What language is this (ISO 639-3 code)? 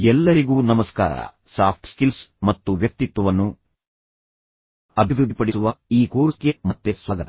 kan